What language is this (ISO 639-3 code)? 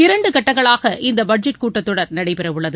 tam